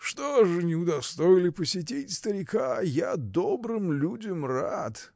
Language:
Russian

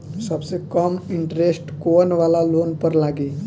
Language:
Bhojpuri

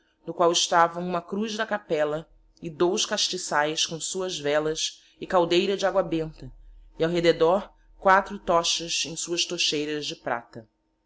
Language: Portuguese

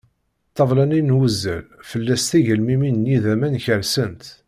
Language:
Kabyle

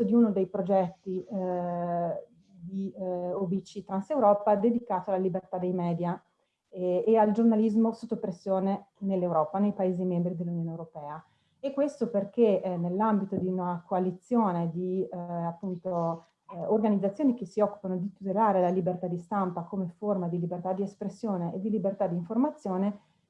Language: Italian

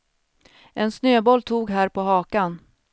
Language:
Swedish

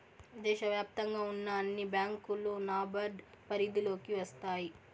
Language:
Telugu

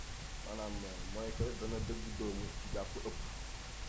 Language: Wolof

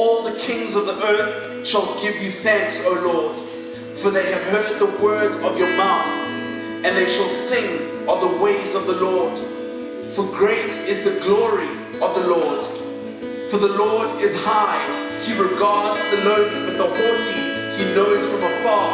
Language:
English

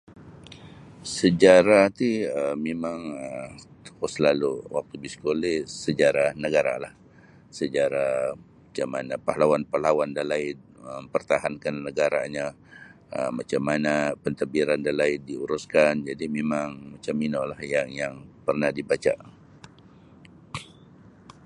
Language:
Sabah Bisaya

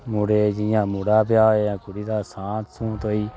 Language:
Dogri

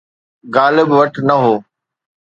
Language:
Sindhi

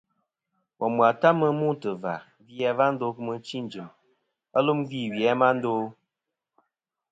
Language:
Kom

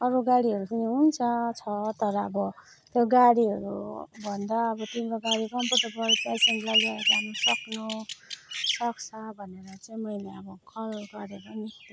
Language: Nepali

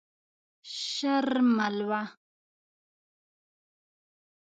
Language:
Pashto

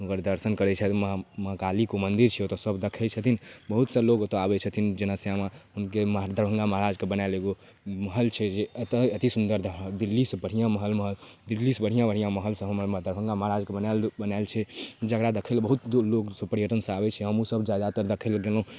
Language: Maithili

